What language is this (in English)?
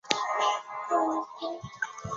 Chinese